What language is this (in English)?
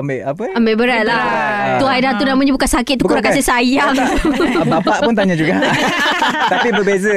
Malay